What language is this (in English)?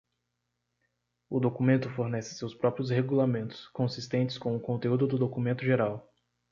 Portuguese